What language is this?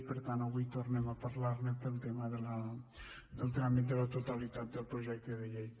Catalan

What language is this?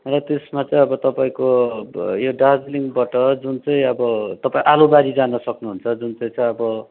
Nepali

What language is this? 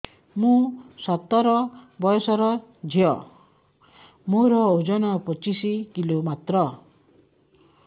Odia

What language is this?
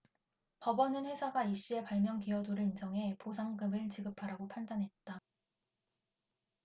Korean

